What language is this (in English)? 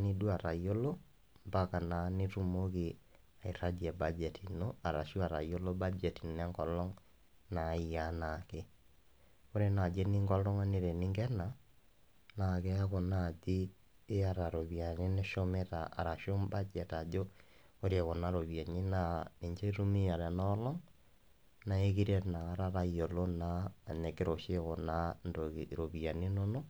Masai